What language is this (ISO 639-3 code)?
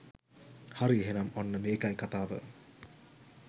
sin